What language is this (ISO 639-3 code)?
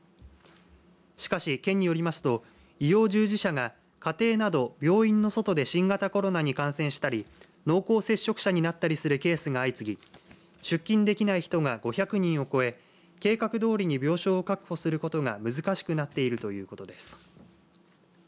jpn